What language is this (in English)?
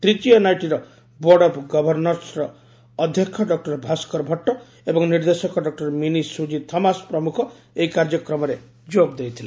Odia